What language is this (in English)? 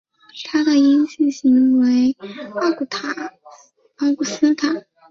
Chinese